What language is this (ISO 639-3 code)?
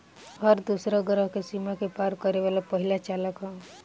bho